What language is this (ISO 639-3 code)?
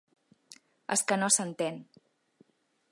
cat